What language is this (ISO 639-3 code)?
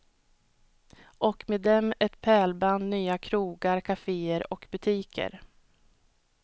swe